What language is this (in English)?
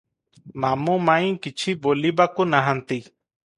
Odia